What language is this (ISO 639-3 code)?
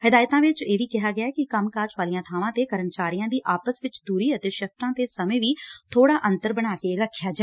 pan